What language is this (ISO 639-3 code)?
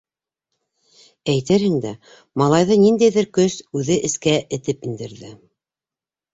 bak